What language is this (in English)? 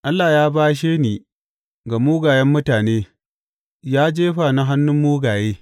Hausa